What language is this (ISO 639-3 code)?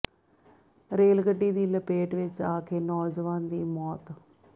pan